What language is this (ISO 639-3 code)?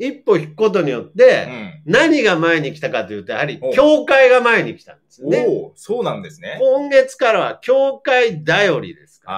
jpn